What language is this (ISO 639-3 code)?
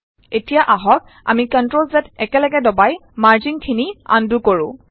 asm